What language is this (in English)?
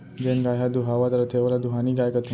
Chhattisgarhi